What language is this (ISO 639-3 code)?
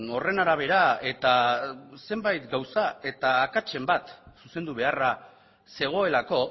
eus